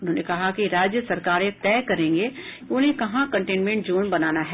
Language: Hindi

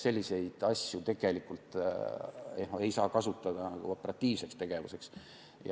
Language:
Estonian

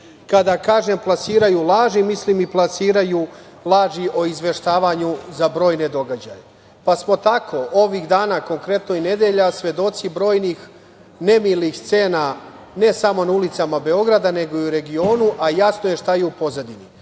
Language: Serbian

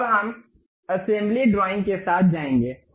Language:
Hindi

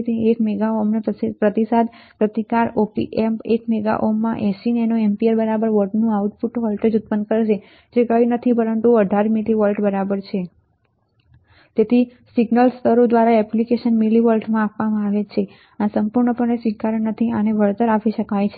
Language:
Gujarati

